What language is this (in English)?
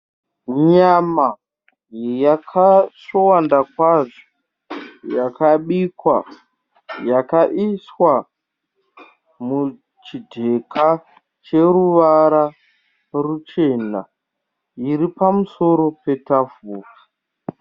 Shona